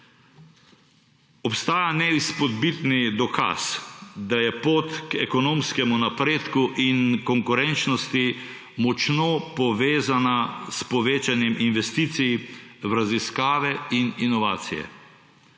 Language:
Slovenian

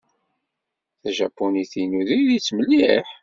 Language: Kabyle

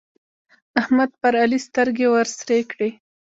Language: Pashto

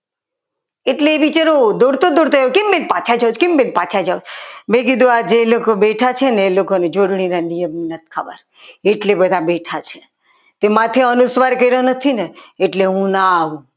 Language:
Gujarati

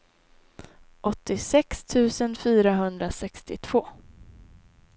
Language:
Swedish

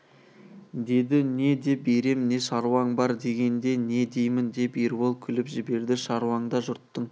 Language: Kazakh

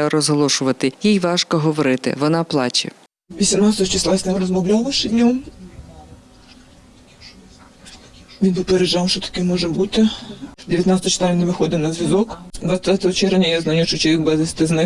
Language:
Ukrainian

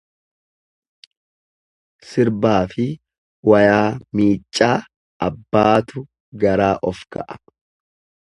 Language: Oromo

